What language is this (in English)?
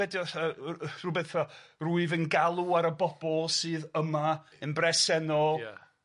Welsh